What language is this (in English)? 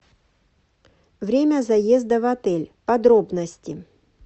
Russian